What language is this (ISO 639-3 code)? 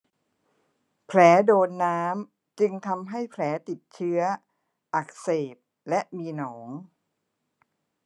tha